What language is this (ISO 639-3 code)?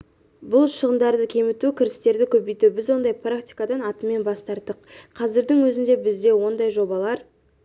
kaz